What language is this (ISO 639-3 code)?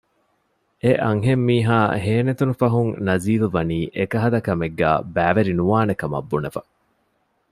div